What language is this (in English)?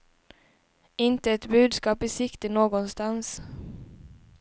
Swedish